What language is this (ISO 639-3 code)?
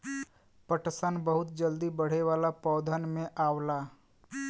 bho